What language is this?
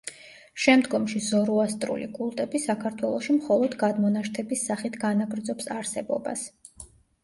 Georgian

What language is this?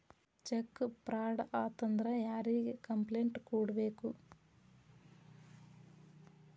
Kannada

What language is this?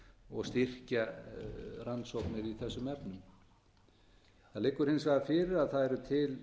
Icelandic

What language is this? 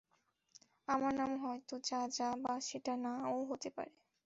Bangla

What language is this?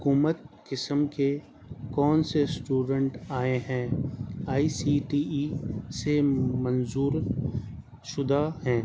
Urdu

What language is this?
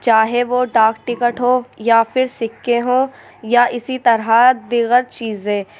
Urdu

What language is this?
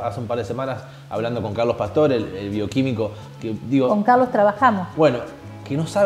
Spanish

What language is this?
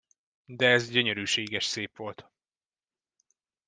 Hungarian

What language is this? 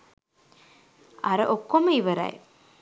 Sinhala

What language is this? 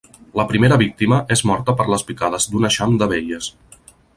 Catalan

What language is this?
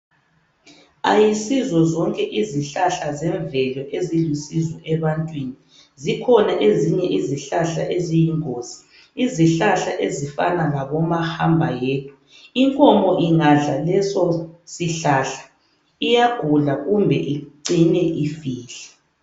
North Ndebele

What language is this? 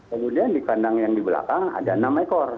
Indonesian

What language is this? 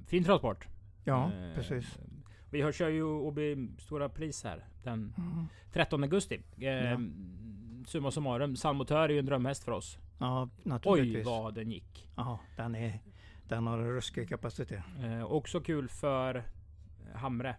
Swedish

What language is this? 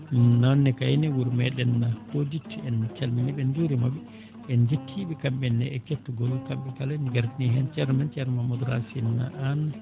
Fula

